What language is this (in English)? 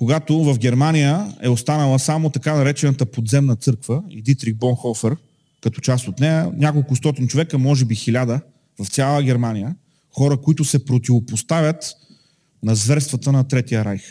Bulgarian